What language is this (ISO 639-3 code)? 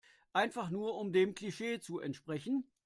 deu